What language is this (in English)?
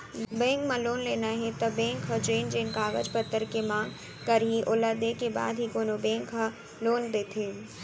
Chhattisgarhi